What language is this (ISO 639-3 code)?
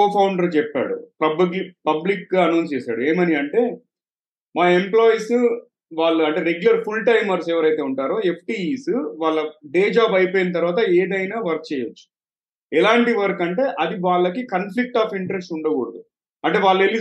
tel